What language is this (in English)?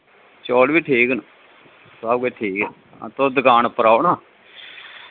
Dogri